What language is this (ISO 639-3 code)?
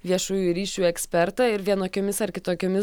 lit